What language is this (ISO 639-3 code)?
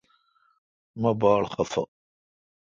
xka